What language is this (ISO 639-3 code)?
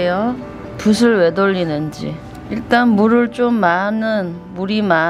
kor